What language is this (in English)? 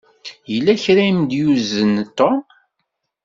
Kabyle